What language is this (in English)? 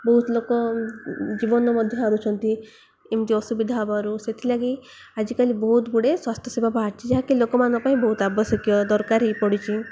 Odia